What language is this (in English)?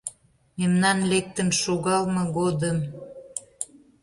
Mari